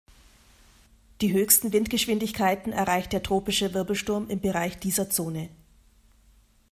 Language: German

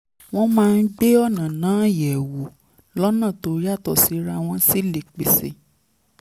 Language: Yoruba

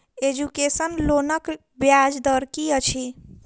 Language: Maithili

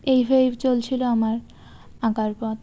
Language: Bangla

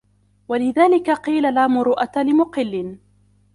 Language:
Arabic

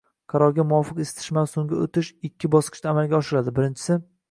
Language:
Uzbek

